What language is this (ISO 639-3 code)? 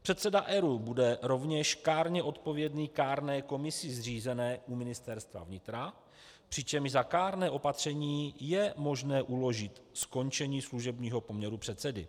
ces